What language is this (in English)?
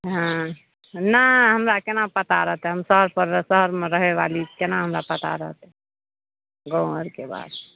Maithili